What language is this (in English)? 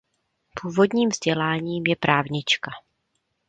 Czech